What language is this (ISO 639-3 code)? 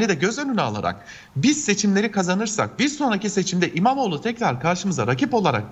tur